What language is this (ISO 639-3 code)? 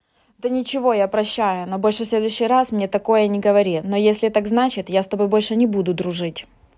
rus